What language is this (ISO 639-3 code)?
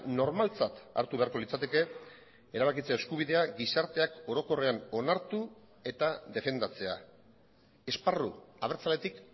eus